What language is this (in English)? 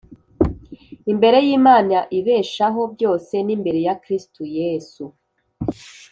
Kinyarwanda